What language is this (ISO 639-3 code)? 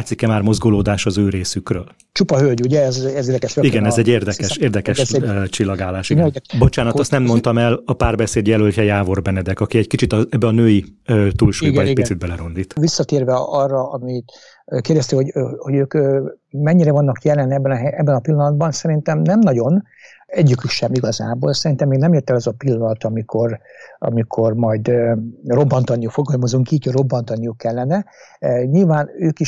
hun